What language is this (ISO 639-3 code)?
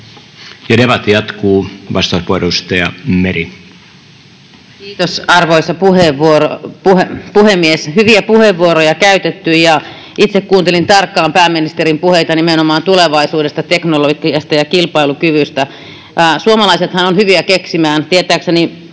fin